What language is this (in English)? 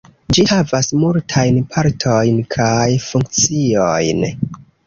Esperanto